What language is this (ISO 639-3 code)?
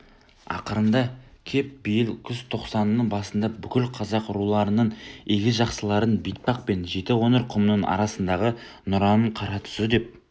kaz